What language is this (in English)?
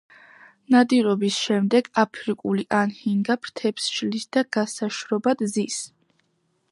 Georgian